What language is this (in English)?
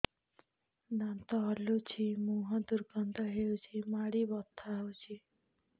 Odia